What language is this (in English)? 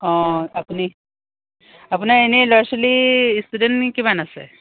Assamese